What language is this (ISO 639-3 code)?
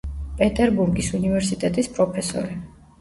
kat